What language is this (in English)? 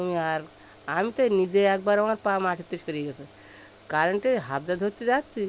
Bangla